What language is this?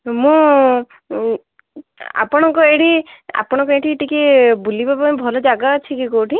Odia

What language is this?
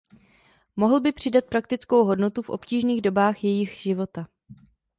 Czech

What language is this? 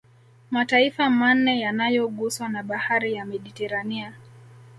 Swahili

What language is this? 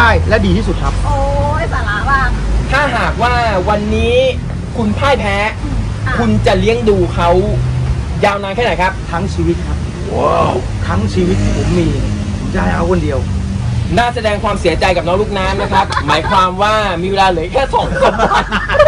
Thai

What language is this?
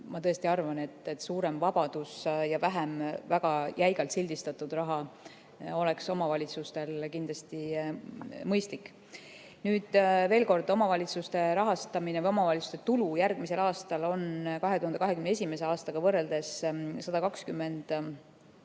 Estonian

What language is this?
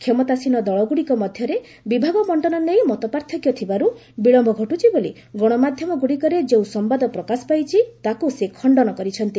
Odia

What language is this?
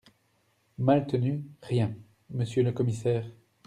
French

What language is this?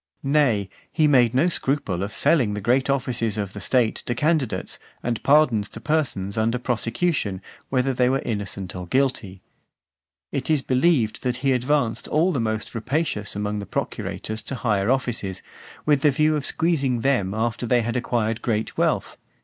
English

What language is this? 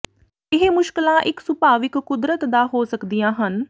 Punjabi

